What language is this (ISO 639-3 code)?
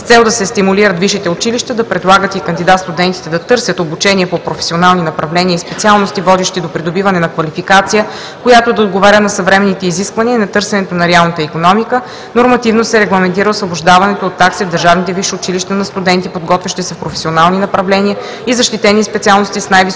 bul